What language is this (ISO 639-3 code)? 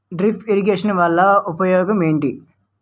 tel